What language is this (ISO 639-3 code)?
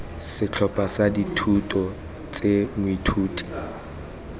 tsn